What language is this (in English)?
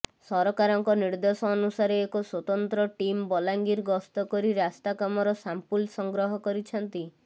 Odia